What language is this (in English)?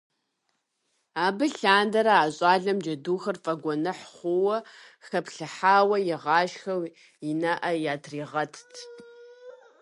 Kabardian